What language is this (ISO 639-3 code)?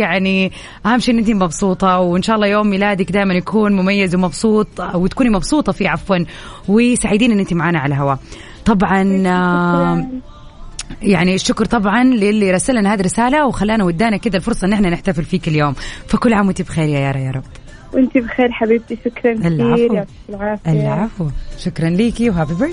ara